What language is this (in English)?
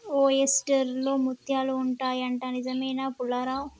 Telugu